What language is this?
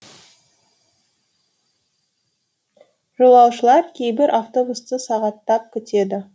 Kazakh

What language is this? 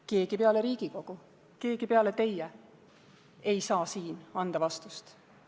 Estonian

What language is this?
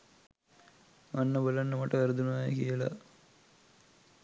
Sinhala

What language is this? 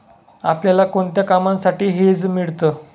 Marathi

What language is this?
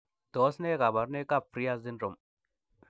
Kalenjin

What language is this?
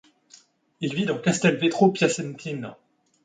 French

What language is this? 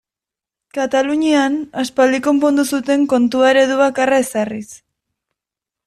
Basque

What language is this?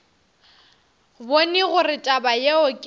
Northern Sotho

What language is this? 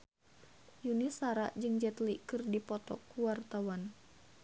Sundanese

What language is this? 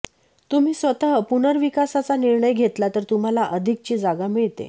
Marathi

